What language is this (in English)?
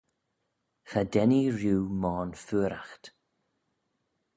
Manx